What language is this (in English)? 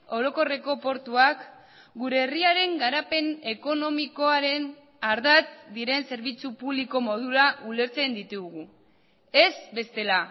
Basque